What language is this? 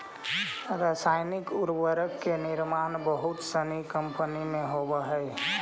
Magahi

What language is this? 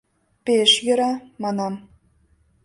Mari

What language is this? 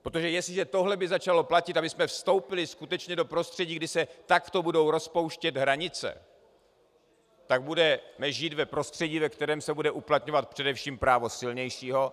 Czech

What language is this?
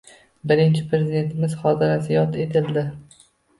Uzbek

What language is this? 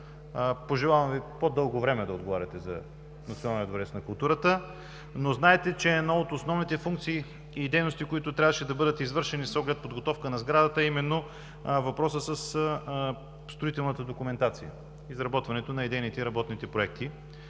Bulgarian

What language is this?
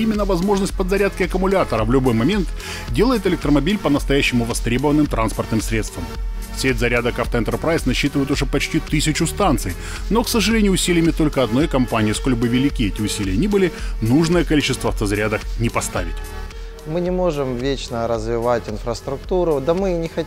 Russian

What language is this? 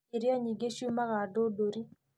Kikuyu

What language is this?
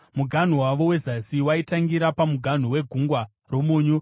Shona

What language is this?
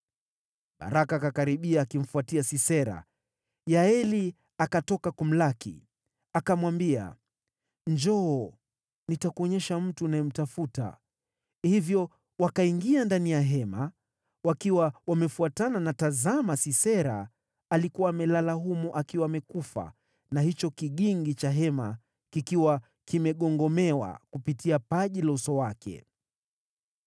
Swahili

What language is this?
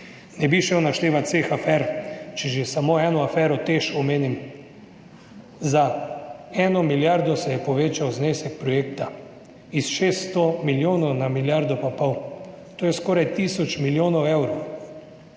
Slovenian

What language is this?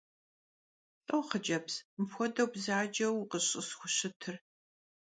Kabardian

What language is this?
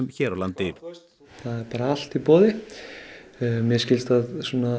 Icelandic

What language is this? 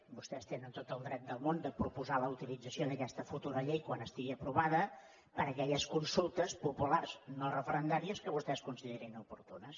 Catalan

